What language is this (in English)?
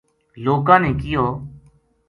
Gujari